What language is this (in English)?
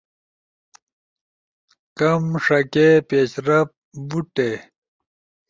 Ushojo